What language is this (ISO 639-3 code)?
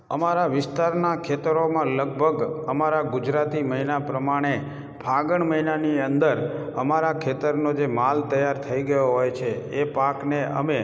guj